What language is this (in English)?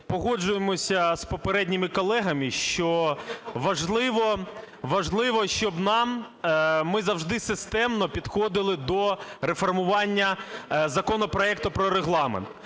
Ukrainian